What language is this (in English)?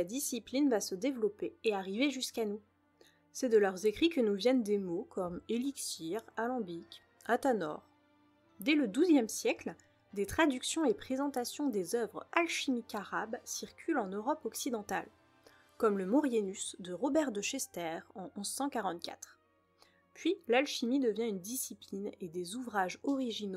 French